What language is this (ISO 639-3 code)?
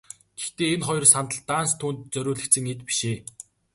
mon